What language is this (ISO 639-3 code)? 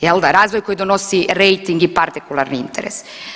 hrv